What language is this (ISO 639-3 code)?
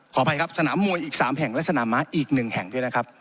tha